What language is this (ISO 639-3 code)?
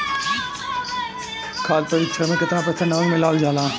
bho